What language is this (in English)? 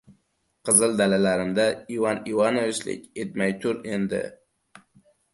Uzbek